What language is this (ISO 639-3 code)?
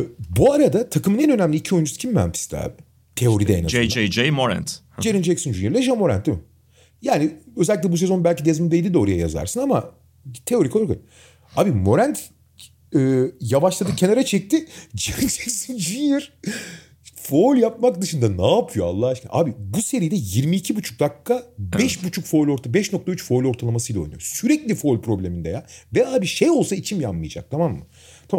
tur